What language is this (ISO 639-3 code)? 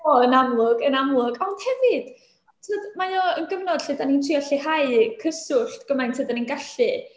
cym